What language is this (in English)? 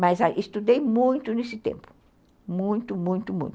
Portuguese